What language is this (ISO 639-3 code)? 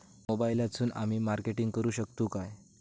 mar